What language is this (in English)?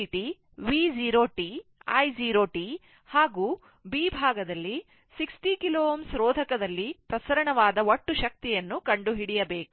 Kannada